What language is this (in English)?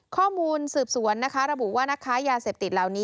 Thai